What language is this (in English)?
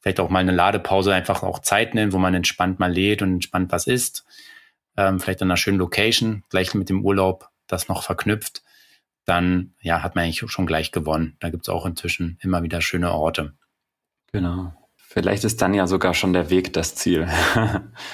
German